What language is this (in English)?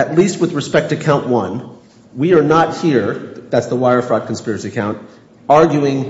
English